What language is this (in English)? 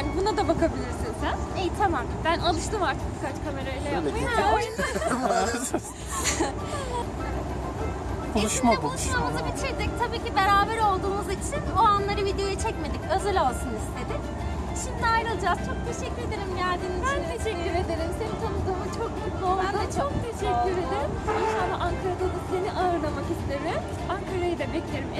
Turkish